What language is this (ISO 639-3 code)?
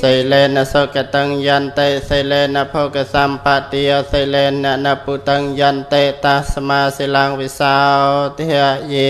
tha